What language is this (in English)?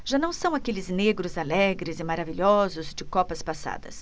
Portuguese